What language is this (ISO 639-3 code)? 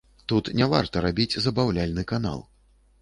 bel